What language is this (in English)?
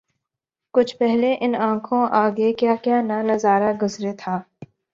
Urdu